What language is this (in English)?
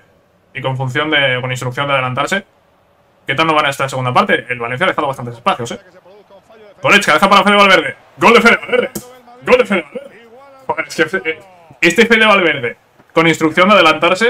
Spanish